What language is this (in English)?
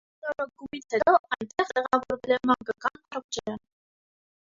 Armenian